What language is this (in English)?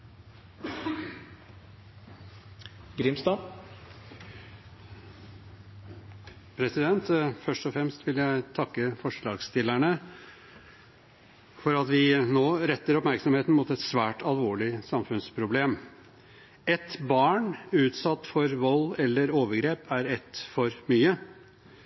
Norwegian Bokmål